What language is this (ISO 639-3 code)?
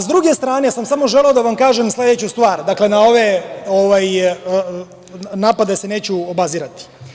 srp